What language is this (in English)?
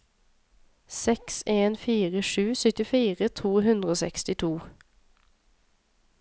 Norwegian